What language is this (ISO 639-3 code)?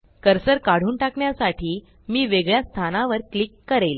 mar